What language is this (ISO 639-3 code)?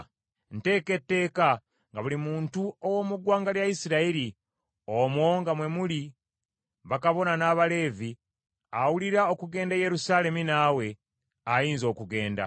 lug